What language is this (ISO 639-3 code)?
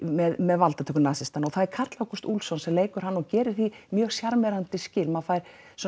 isl